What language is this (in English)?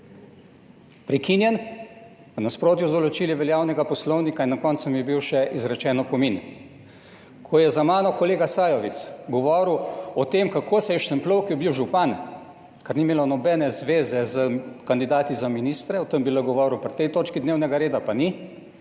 Slovenian